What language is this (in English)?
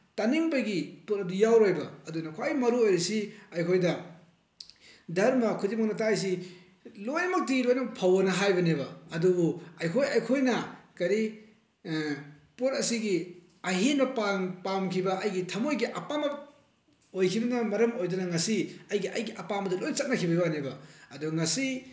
Manipuri